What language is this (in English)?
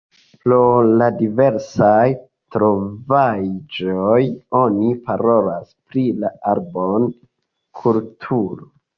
Esperanto